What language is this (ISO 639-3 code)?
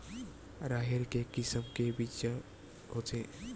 hne